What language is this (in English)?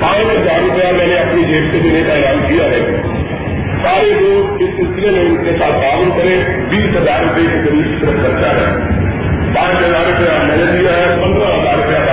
Urdu